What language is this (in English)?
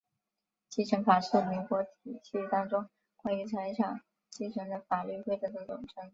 Chinese